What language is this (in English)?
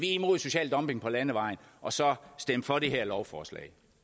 Danish